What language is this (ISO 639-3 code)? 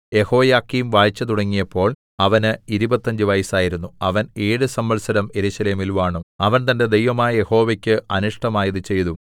mal